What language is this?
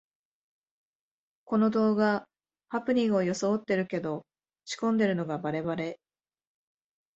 Japanese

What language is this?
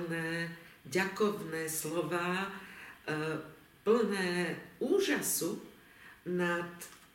Slovak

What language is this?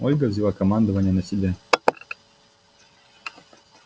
Russian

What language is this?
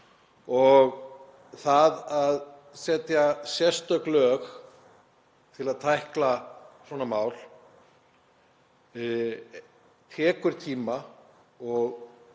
Icelandic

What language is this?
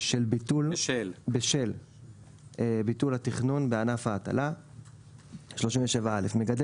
Hebrew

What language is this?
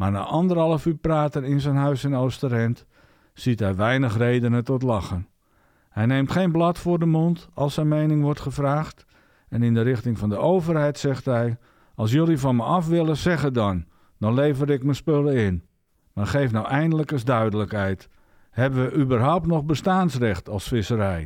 Dutch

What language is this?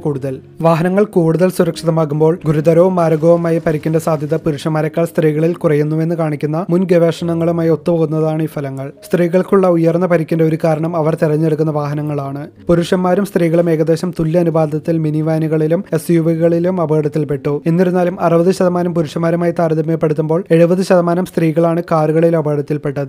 Malayalam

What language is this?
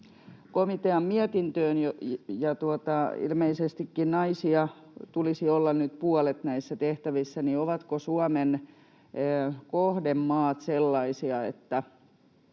Finnish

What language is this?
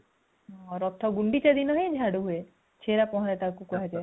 Odia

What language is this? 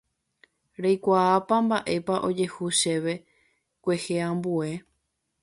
Guarani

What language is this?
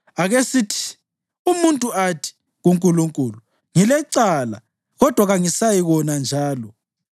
North Ndebele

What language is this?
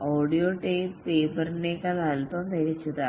Malayalam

